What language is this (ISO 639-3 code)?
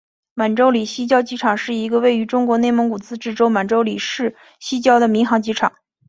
zho